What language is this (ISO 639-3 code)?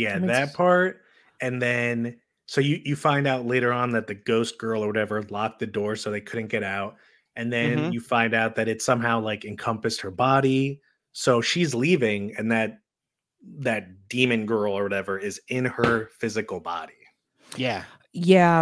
eng